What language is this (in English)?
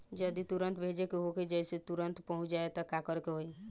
Bhojpuri